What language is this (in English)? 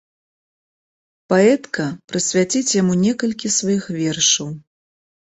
Belarusian